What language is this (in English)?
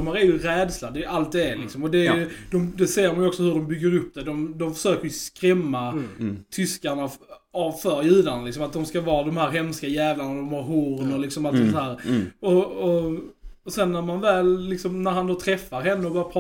Swedish